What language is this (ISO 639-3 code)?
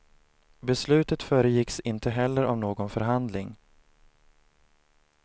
swe